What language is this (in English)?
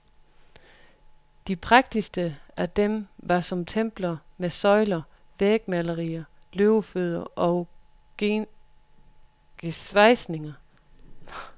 Danish